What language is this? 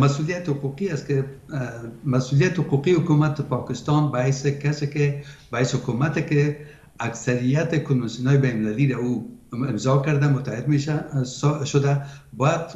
Persian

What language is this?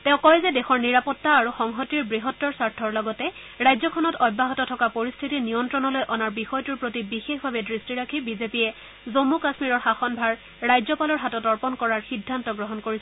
Assamese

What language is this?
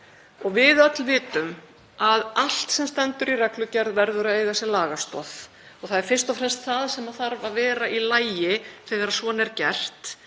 Icelandic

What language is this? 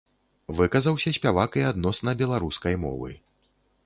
Belarusian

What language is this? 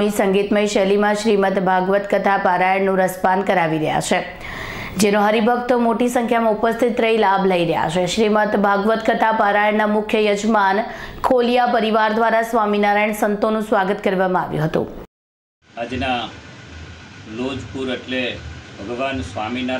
Hindi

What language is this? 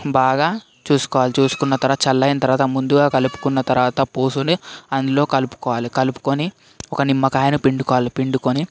Telugu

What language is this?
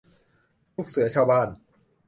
Thai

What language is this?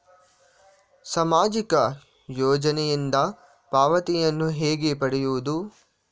Kannada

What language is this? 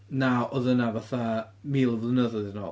Welsh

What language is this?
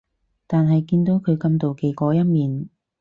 Cantonese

